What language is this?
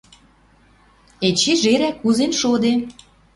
Western Mari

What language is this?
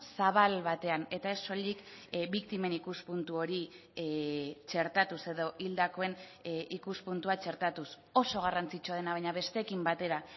Basque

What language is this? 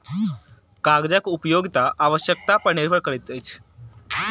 Maithili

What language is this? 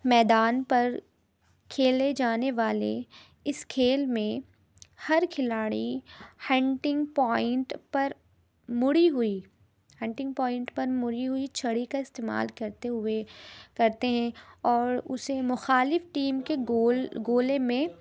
Urdu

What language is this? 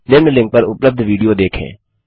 Hindi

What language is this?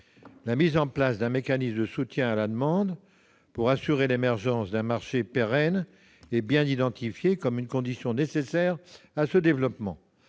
French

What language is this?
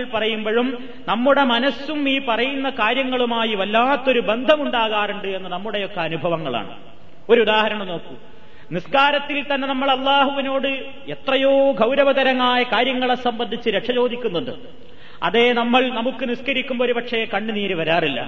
Malayalam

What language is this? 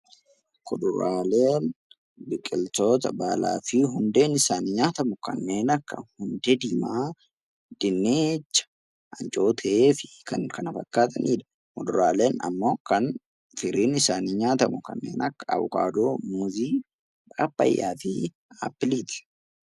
Oromo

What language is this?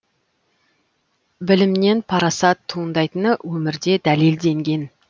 Kazakh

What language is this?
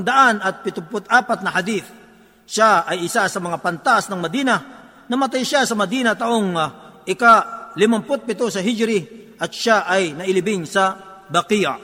Filipino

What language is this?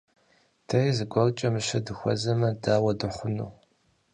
Kabardian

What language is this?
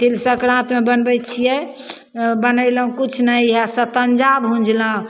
Maithili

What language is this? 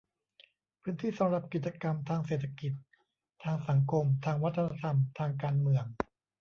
Thai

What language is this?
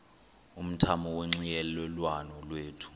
Xhosa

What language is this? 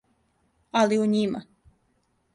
Serbian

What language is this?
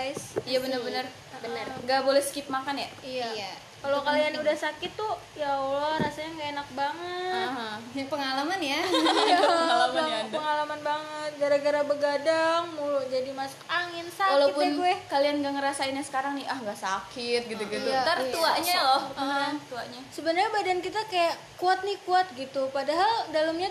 Indonesian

